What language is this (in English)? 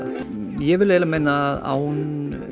Icelandic